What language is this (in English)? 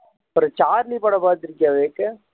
Tamil